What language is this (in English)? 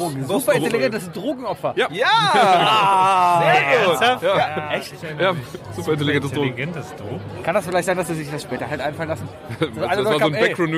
German